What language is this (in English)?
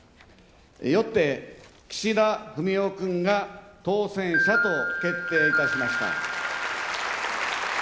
Japanese